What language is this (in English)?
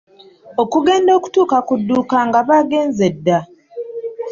Ganda